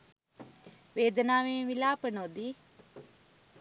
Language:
Sinhala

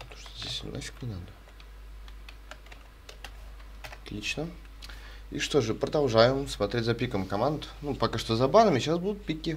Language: Russian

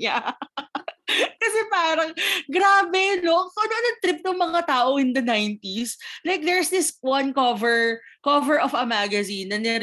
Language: Filipino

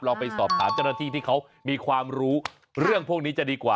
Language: Thai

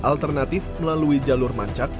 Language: Indonesian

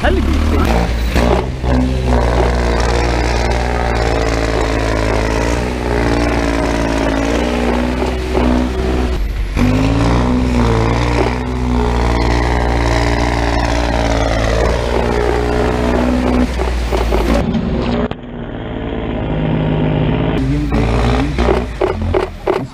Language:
Dutch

